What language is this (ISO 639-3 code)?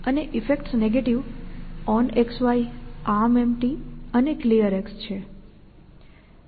guj